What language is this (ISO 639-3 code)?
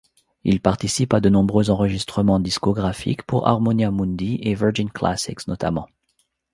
fra